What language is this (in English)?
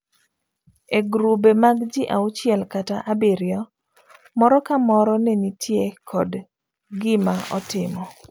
Luo (Kenya and Tanzania)